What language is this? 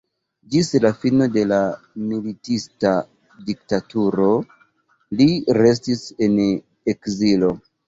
Esperanto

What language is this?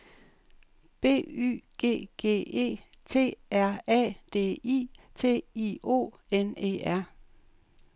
Danish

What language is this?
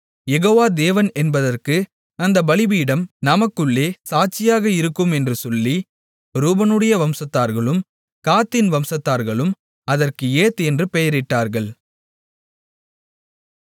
Tamil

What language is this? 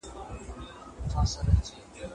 Pashto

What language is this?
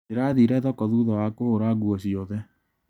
Kikuyu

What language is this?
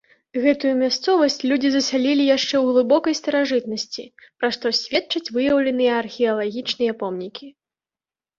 Belarusian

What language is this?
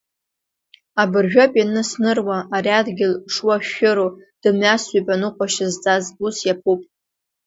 Abkhazian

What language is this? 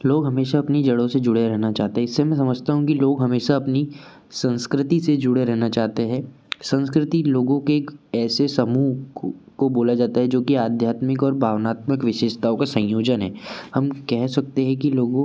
Hindi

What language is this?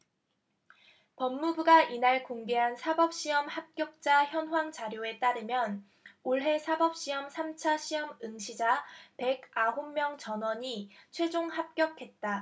Korean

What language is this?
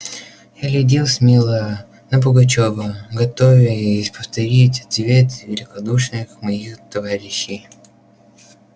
Russian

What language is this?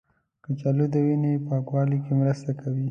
Pashto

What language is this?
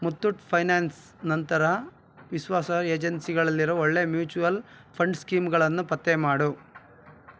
Kannada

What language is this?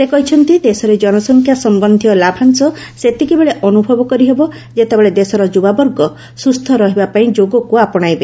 Odia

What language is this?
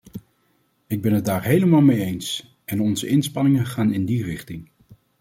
Dutch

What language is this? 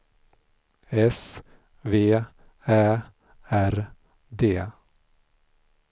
Swedish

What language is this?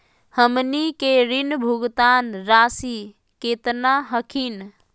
Magahi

